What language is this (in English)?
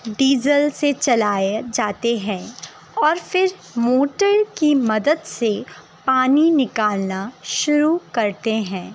Urdu